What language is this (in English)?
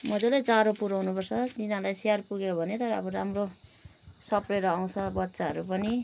Nepali